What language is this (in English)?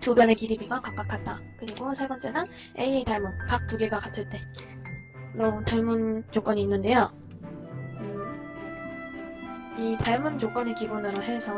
Korean